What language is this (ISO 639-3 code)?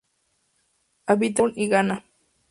spa